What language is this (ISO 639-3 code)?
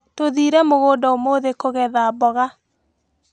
kik